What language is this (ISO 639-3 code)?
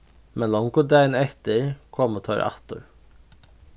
fao